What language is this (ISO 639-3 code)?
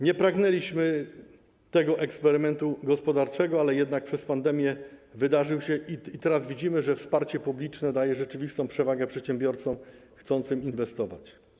pol